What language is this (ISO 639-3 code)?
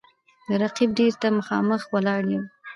pus